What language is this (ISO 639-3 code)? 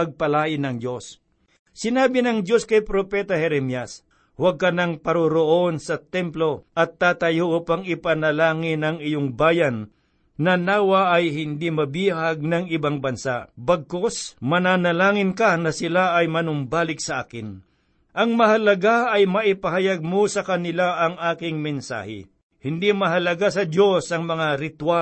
fil